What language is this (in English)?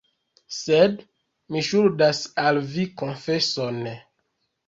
Esperanto